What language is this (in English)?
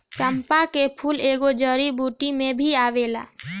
Bhojpuri